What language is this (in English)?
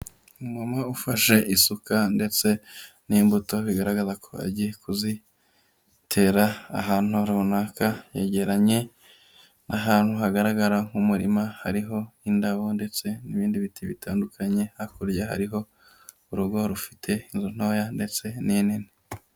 Kinyarwanda